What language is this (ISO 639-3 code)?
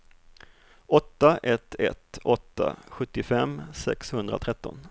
swe